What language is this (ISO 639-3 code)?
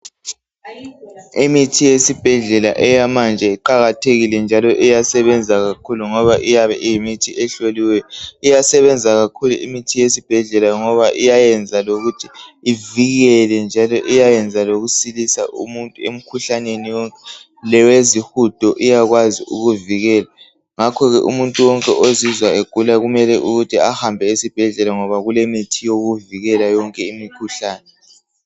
nde